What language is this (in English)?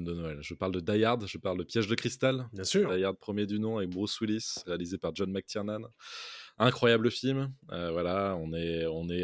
French